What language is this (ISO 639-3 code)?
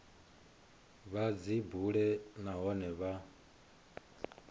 ven